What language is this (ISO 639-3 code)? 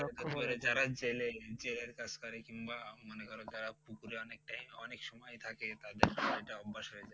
ben